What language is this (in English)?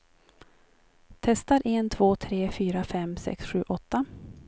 Swedish